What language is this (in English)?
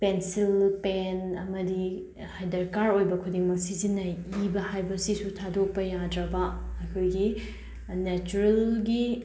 Manipuri